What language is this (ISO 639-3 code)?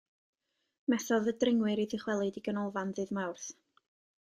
cym